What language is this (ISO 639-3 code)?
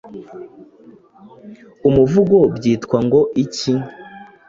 kin